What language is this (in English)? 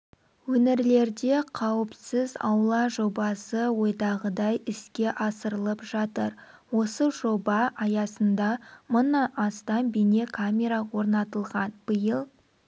Kazakh